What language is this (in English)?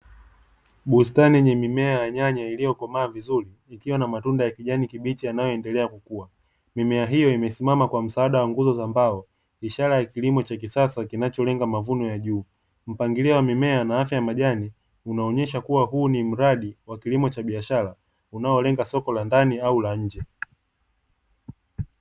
Swahili